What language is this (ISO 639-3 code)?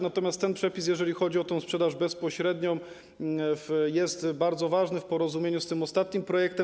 pol